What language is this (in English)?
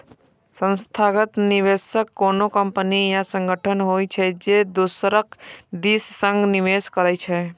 Maithili